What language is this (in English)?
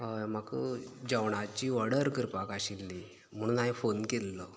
Konkani